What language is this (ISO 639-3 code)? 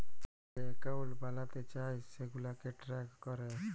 ben